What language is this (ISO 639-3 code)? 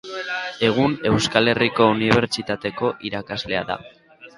eus